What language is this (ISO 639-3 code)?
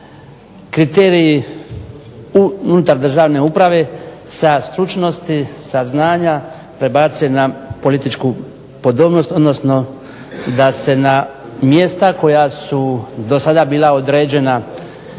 hrv